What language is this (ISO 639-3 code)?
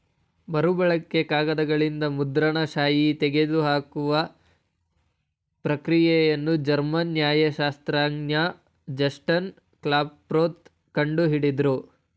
kan